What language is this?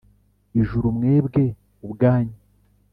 Kinyarwanda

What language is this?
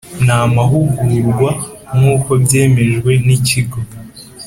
Kinyarwanda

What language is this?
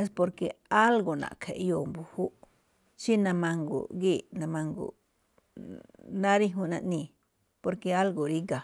Malinaltepec Me'phaa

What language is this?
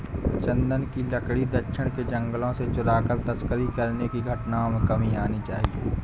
Hindi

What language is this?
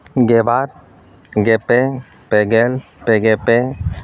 Santali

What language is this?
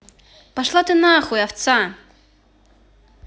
Russian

